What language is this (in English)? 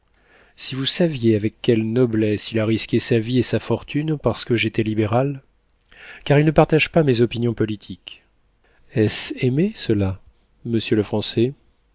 French